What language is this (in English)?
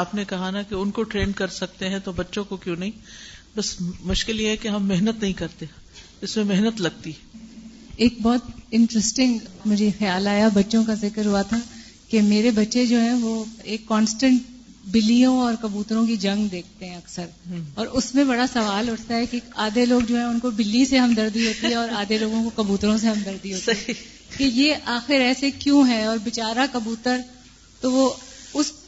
Urdu